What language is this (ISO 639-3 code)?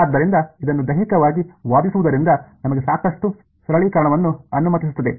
kan